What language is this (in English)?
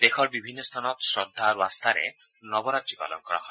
Assamese